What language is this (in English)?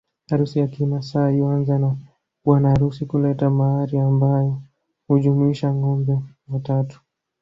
Swahili